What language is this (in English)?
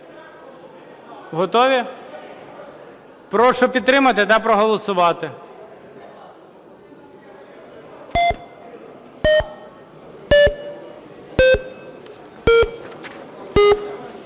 Ukrainian